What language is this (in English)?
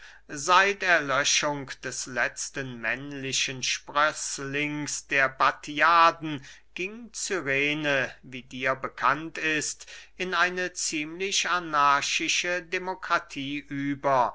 German